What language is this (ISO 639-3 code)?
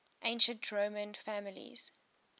eng